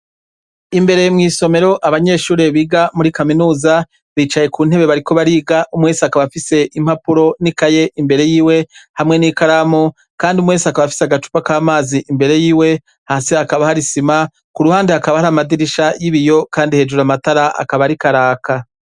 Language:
Rundi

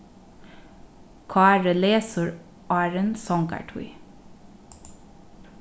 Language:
Faroese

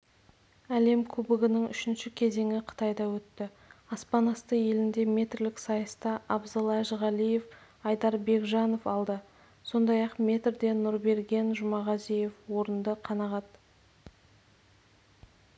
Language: Kazakh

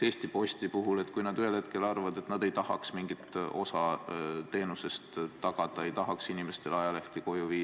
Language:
Estonian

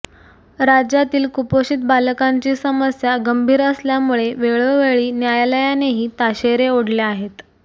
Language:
Marathi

